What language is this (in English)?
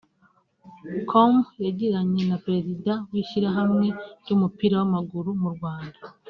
Kinyarwanda